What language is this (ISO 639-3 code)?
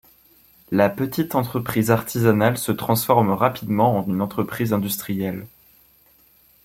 fra